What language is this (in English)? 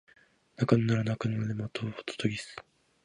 Japanese